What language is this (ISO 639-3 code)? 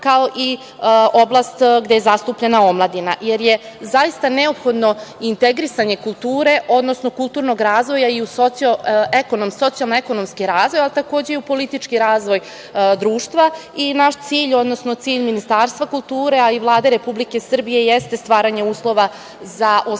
srp